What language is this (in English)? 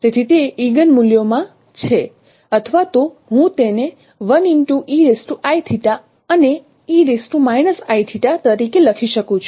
Gujarati